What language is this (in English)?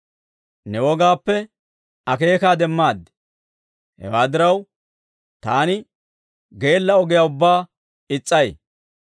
Dawro